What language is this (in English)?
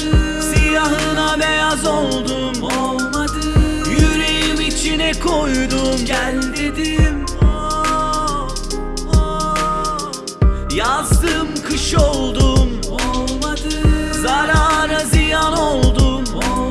Turkish